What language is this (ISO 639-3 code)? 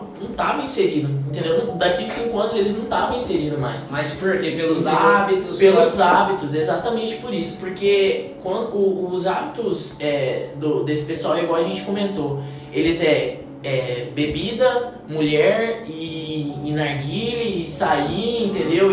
por